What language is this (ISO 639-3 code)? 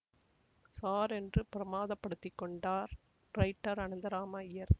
tam